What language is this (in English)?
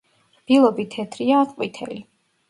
Georgian